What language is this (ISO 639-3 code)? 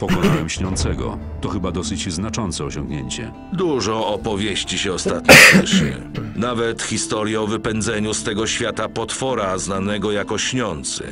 pol